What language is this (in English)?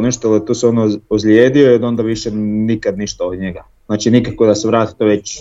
Croatian